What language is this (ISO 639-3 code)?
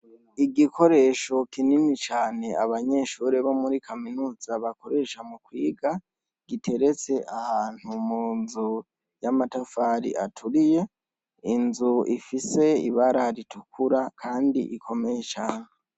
run